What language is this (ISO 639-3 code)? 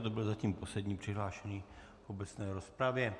ces